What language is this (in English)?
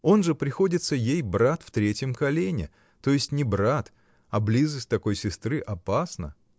Russian